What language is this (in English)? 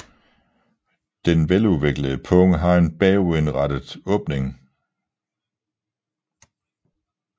Danish